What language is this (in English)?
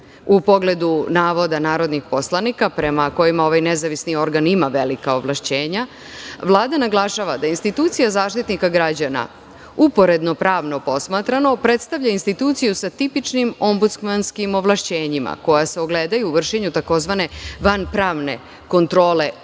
Serbian